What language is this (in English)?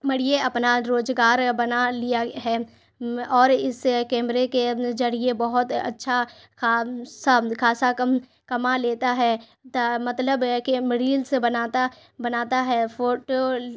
Urdu